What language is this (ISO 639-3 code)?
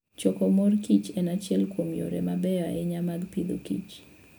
luo